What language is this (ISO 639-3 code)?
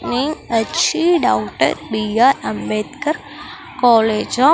tel